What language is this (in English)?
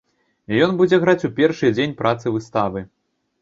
Belarusian